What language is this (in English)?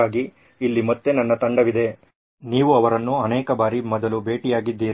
Kannada